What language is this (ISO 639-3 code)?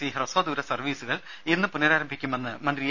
mal